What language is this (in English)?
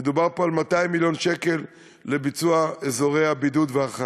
Hebrew